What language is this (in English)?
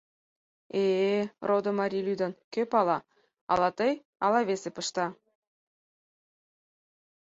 Mari